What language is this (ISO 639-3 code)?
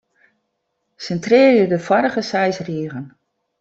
fry